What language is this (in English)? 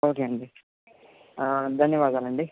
Telugu